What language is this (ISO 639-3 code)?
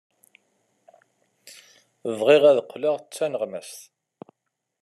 kab